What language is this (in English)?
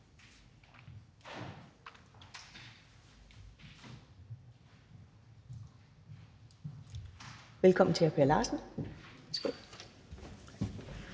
Danish